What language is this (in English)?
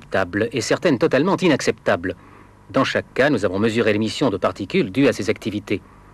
French